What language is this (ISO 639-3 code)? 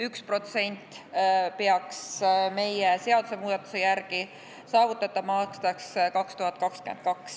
est